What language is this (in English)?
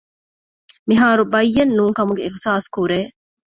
Divehi